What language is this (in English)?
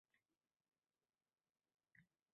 Uzbek